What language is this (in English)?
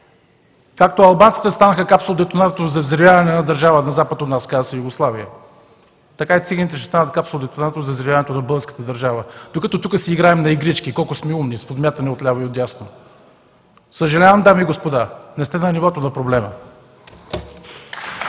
Bulgarian